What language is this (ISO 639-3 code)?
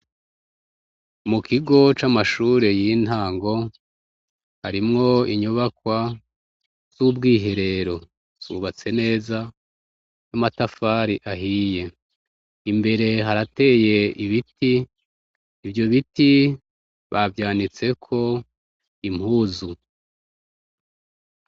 run